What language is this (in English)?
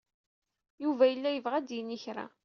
Kabyle